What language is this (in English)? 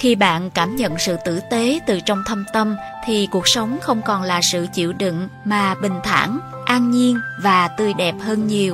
Vietnamese